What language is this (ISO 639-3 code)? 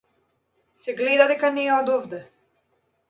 mkd